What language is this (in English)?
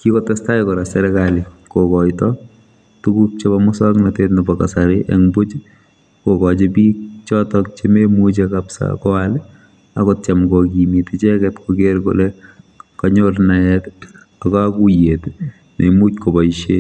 Kalenjin